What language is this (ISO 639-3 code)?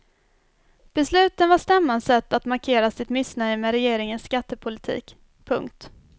swe